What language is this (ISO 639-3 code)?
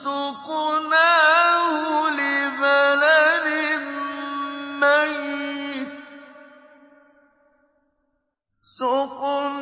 ara